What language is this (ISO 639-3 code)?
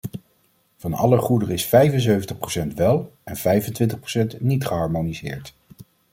nld